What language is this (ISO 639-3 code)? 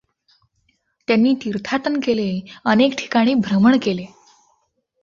mar